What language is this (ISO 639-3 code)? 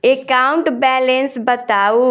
mai